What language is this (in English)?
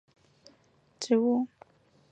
Chinese